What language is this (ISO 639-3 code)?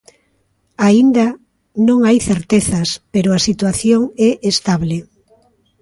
glg